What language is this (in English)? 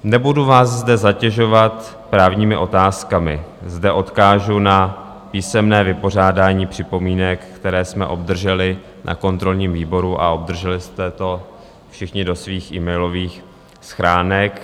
Czech